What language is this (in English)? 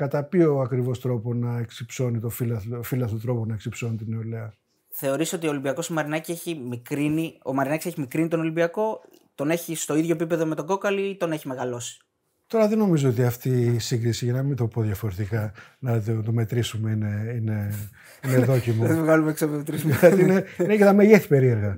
Greek